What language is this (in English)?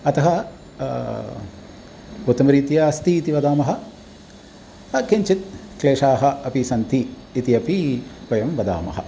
Sanskrit